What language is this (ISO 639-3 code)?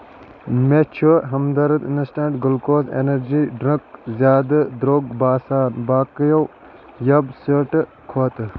kas